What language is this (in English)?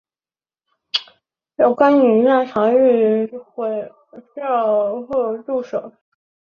Chinese